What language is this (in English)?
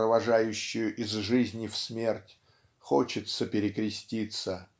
Russian